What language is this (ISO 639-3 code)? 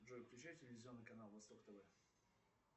rus